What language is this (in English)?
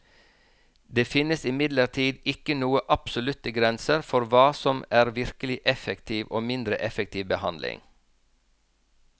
Norwegian